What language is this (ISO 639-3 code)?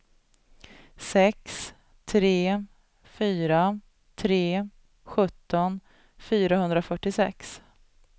swe